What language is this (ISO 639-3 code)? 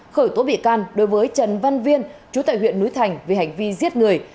vie